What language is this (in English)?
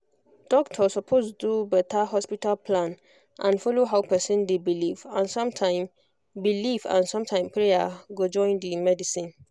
Nigerian Pidgin